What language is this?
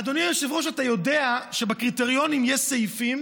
Hebrew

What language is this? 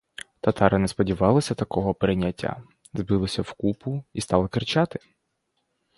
Ukrainian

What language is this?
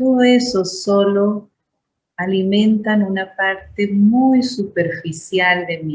Spanish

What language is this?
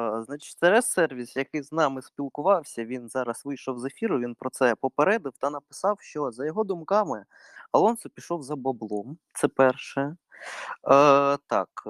Ukrainian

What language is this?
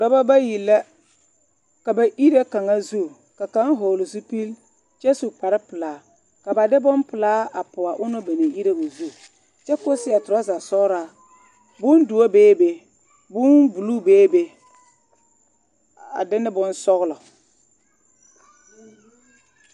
Southern Dagaare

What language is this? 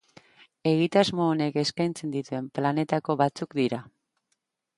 Basque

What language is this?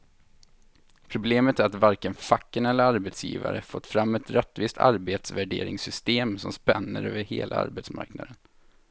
Swedish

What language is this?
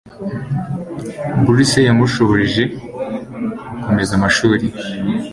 Kinyarwanda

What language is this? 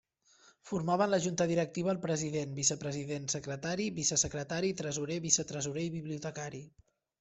Catalan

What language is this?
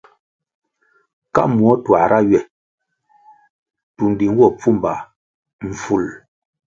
Kwasio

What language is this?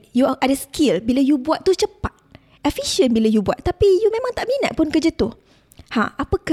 Malay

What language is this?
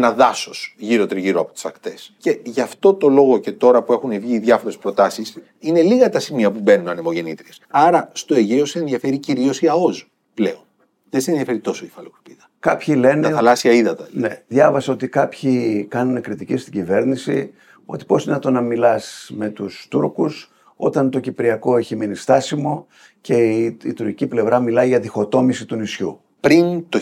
Greek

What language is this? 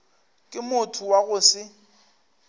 Northern Sotho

